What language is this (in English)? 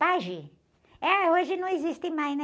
Portuguese